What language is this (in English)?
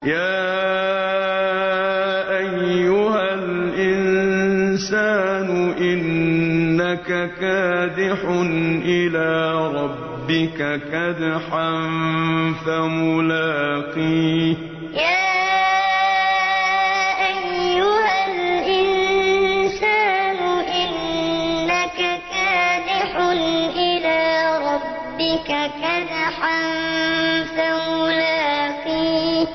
Arabic